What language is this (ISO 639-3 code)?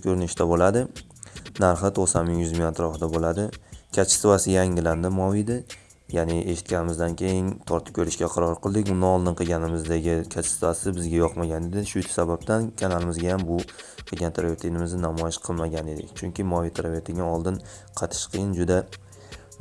tur